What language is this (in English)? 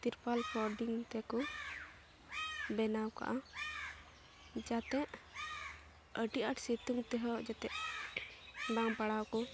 Santali